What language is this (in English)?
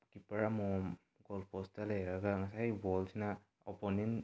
Manipuri